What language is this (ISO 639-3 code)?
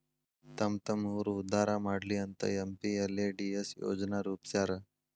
kan